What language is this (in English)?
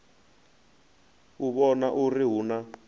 Venda